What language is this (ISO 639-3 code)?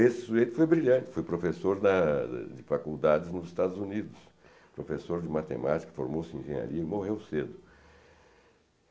por